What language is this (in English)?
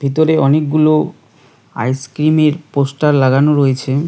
Bangla